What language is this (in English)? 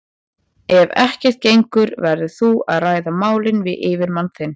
Icelandic